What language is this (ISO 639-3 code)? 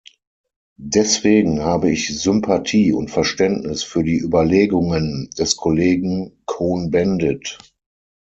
deu